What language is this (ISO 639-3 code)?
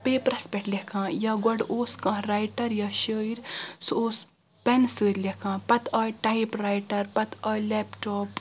kas